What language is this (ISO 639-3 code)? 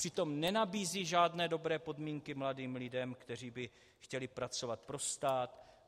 ces